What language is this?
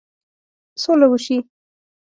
Pashto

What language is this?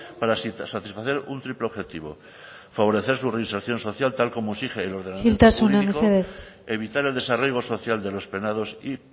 Spanish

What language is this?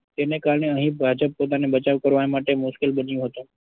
Gujarati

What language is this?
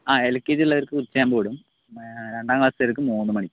Malayalam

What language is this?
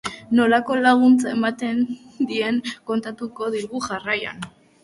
Basque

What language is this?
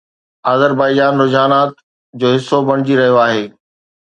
Sindhi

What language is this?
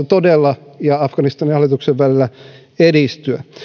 Finnish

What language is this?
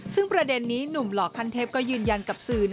Thai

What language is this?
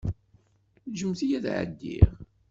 Kabyle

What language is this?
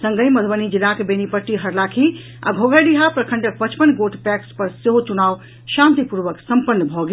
Maithili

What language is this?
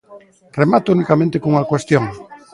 Galician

